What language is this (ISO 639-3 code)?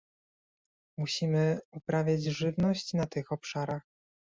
pol